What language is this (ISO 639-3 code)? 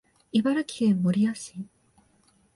jpn